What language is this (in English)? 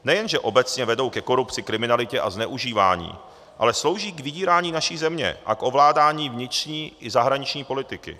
Czech